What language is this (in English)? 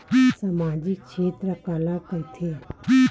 Chhattisgarhi